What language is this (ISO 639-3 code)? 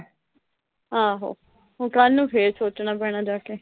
pan